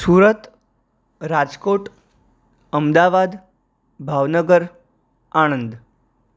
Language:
Gujarati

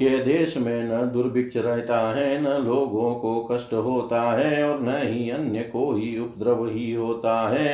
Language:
Hindi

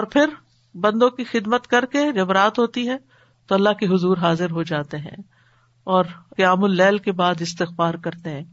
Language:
Urdu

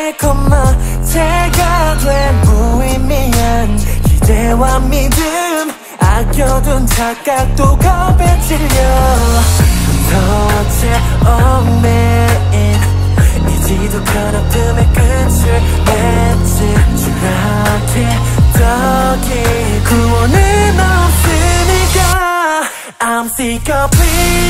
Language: Korean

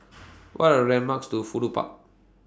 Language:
English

